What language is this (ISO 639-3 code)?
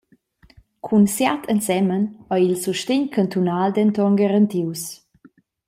roh